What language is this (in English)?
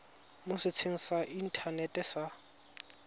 Tswana